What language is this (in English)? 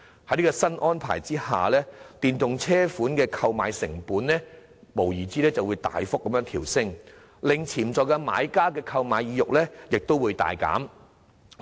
Cantonese